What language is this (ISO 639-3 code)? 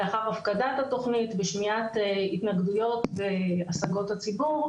heb